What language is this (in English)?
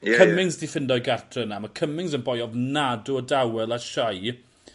Welsh